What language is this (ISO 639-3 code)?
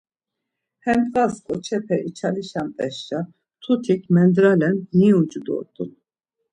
lzz